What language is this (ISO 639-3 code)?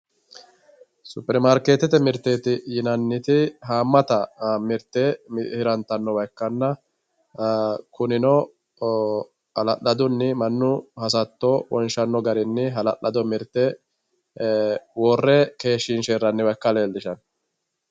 sid